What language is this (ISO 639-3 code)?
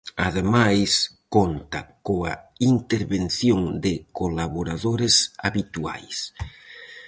glg